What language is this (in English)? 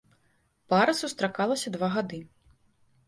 Belarusian